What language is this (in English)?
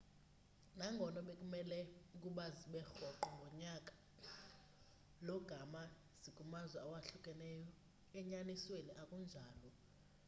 Xhosa